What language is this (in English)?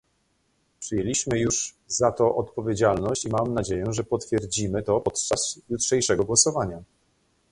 Polish